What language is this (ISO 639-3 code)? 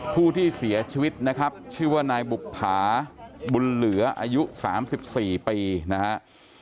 tha